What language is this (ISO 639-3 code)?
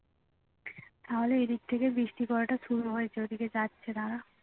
ben